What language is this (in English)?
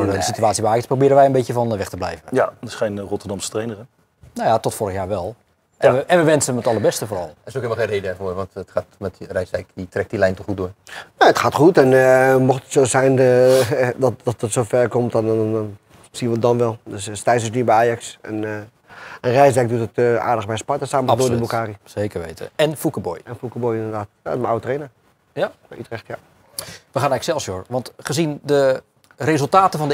Dutch